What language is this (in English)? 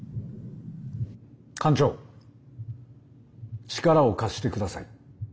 Japanese